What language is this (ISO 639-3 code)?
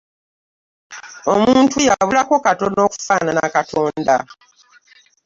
lug